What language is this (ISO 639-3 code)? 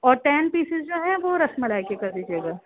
urd